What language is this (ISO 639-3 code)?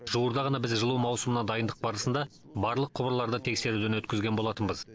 kaz